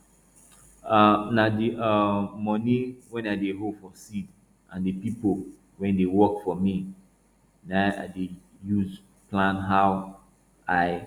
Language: Nigerian Pidgin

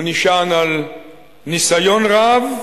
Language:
Hebrew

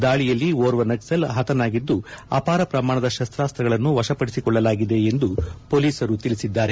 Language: Kannada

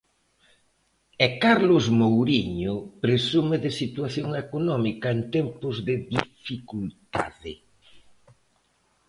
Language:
Galician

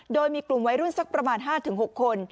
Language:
Thai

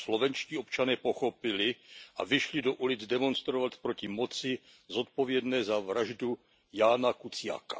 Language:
Czech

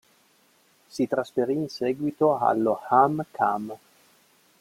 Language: Italian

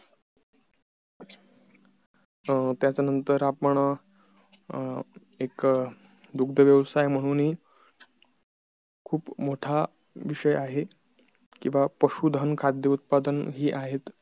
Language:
Marathi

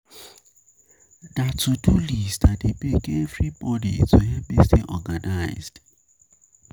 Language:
Nigerian Pidgin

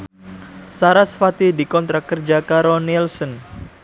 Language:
Javanese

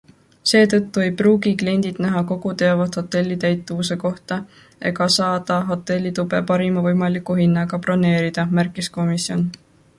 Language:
Estonian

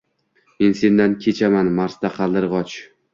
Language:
Uzbek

